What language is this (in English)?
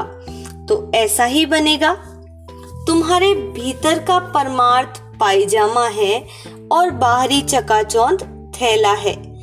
Hindi